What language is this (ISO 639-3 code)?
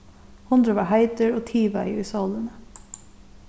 fao